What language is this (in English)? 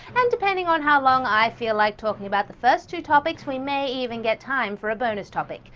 English